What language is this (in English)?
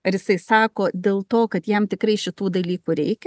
Lithuanian